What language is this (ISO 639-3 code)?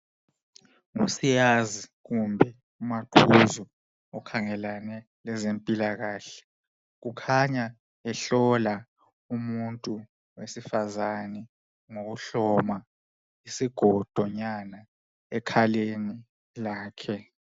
nde